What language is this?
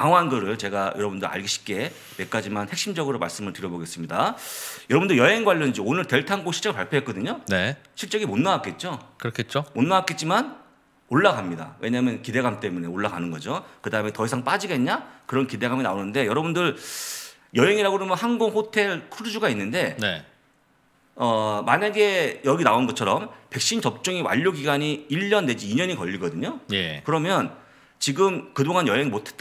Korean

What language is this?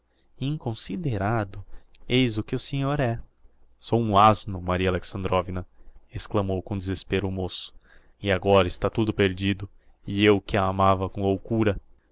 Portuguese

